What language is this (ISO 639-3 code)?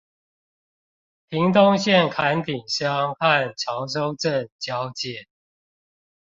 zho